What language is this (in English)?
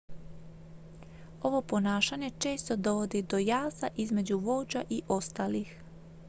Croatian